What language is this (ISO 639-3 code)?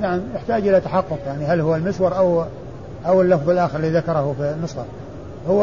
ara